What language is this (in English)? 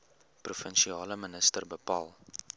Afrikaans